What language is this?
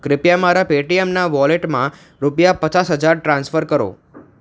Gujarati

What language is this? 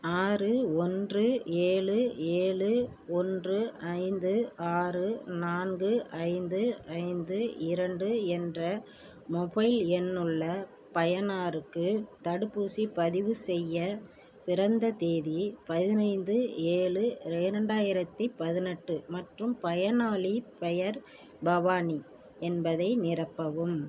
Tamil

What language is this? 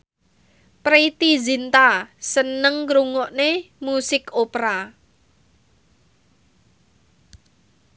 Javanese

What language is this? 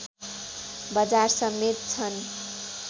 Nepali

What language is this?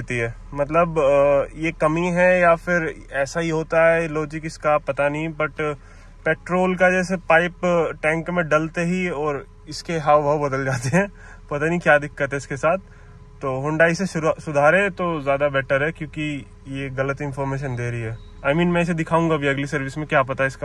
Hindi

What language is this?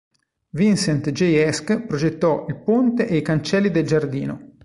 Italian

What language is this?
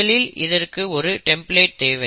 Tamil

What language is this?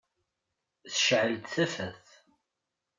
Kabyle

